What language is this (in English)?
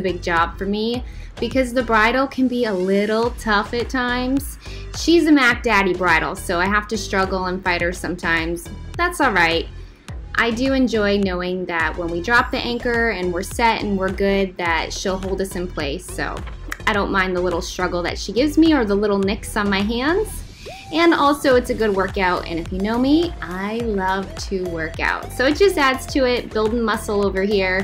English